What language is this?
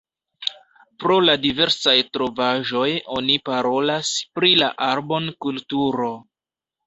Esperanto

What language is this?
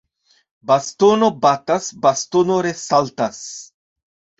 Esperanto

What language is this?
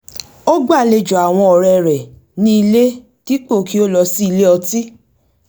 Yoruba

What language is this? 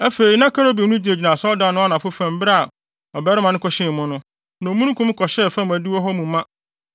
Akan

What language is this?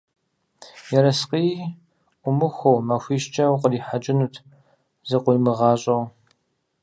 Kabardian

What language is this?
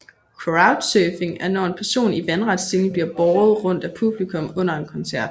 Danish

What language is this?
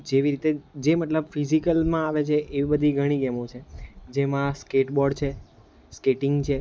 Gujarati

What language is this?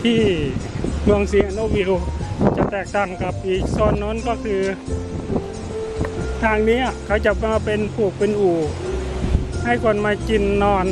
Thai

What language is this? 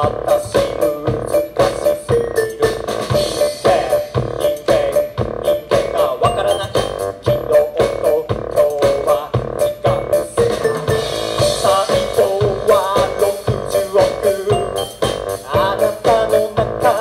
Ukrainian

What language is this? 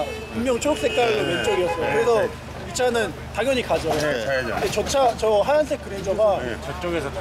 Korean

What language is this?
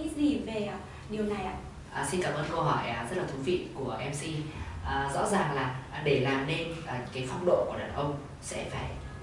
Vietnamese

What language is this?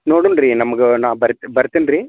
Kannada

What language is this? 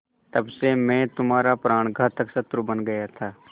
Hindi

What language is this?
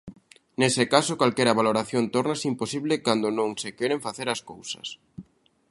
Galician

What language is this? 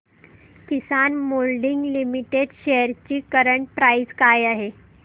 Marathi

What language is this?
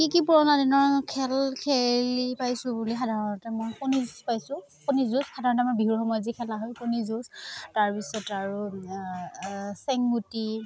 Assamese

